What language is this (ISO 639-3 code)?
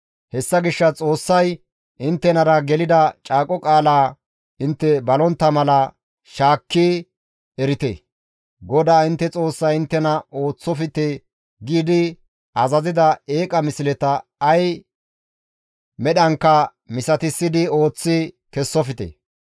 gmv